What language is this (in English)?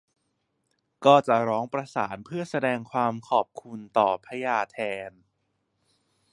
Thai